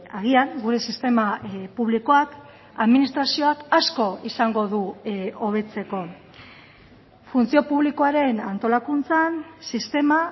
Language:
Basque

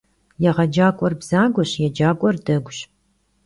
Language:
Kabardian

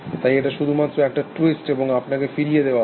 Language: Bangla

